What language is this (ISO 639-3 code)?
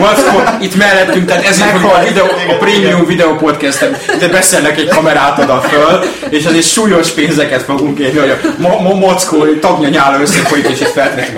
hun